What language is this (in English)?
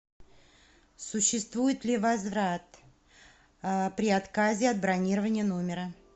Russian